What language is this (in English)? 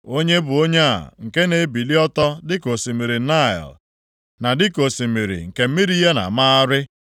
Igbo